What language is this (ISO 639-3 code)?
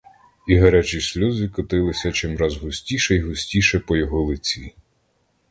ukr